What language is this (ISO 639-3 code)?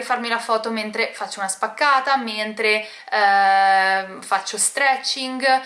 ita